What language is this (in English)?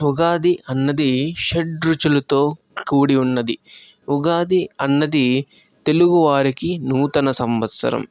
Telugu